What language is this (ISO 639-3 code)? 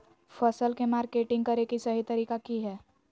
mag